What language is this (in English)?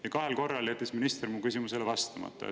Estonian